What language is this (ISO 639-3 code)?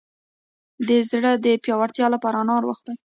pus